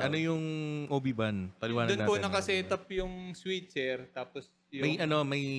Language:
Filipino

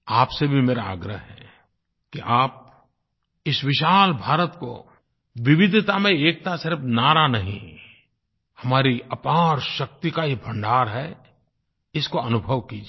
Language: Hindi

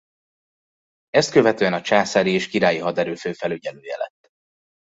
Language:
Hungarian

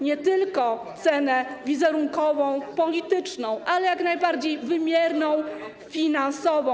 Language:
Polish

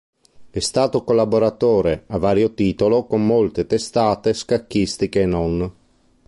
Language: Italian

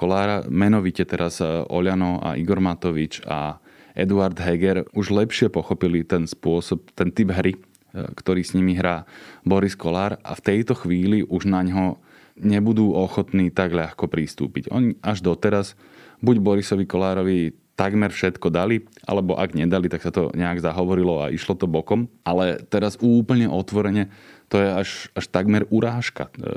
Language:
Slovak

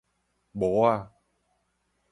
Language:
Min Nan Chinese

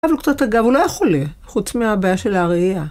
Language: Hebrew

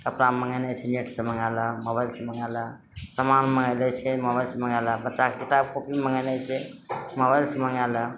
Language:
Maithili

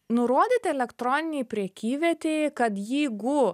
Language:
Lithuanian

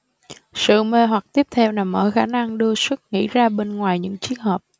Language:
Vietnamese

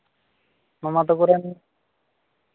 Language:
Santali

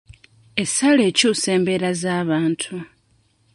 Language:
Ganda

